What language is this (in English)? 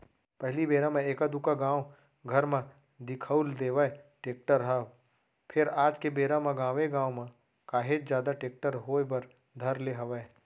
Chhattisgarhi